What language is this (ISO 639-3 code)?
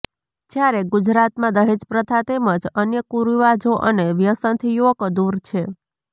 guj